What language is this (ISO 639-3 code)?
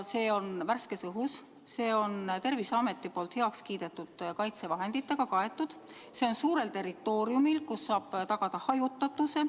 est